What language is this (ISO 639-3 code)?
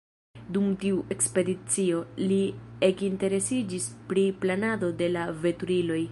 epo